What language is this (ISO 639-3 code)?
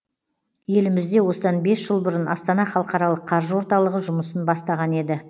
kaz